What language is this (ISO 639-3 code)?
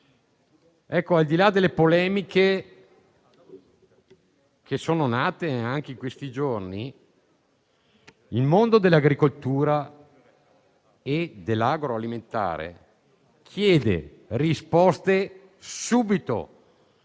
ita